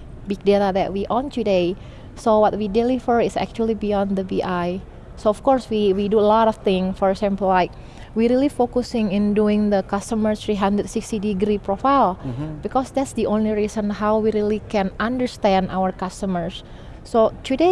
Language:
English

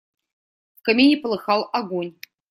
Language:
Russian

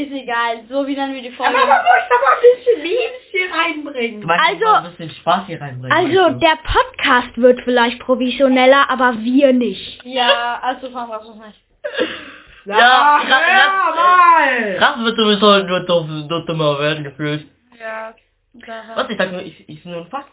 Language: German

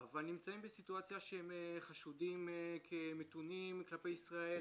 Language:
Hebrew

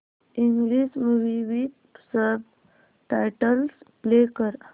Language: Marathi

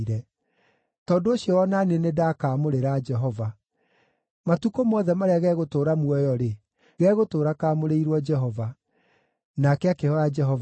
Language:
Kikuyu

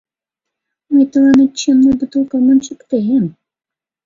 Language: Mari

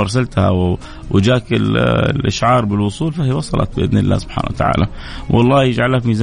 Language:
Arabic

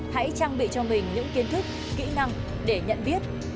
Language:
Vietnamese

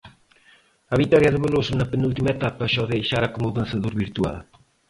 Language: Galician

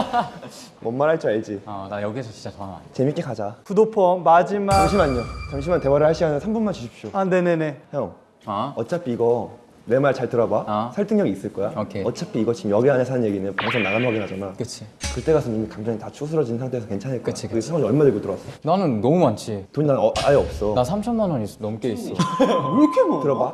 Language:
Korean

